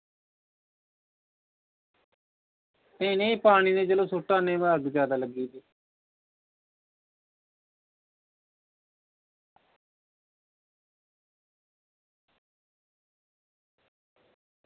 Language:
Dogri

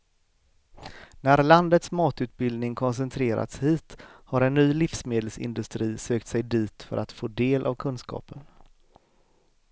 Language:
Swedish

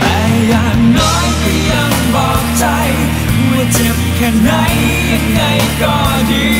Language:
Thai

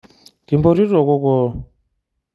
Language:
Masai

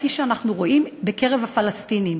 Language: Hebrew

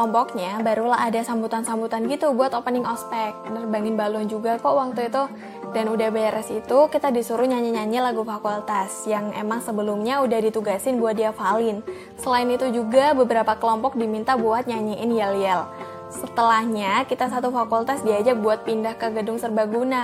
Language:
Indonesian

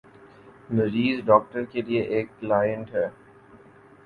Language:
Urdu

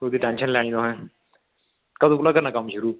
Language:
Dogri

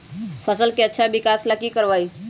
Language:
Magahi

